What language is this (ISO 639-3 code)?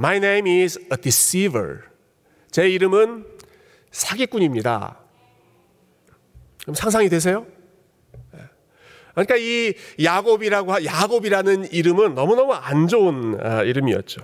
kor